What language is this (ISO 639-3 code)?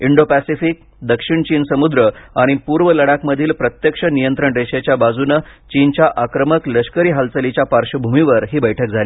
mar